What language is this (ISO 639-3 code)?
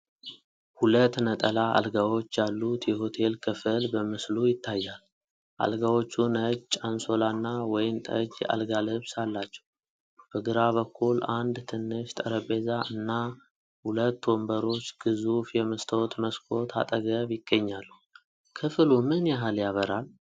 amh